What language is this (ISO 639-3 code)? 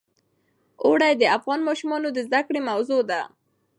pus